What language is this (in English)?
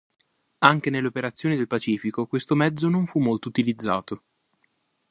Italian